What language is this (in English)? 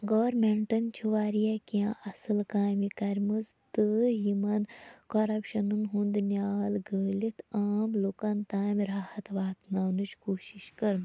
Kashmiri